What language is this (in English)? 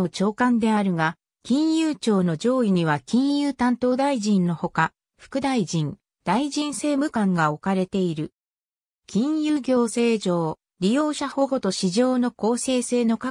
Japanese